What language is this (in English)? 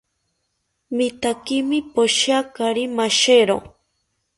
South Ucayali Ashéninka